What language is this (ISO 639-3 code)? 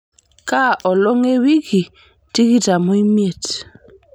mas